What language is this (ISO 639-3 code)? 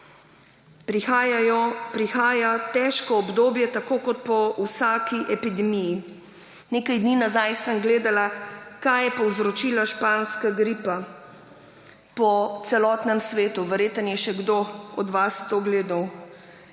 slv